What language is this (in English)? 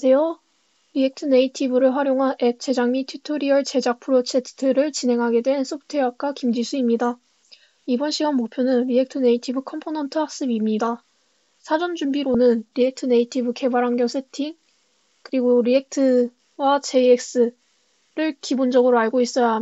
Korean